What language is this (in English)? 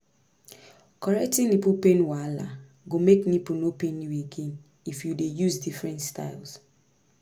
Nigerian Pidgin